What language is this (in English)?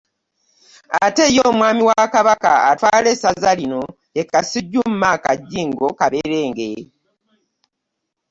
Ganda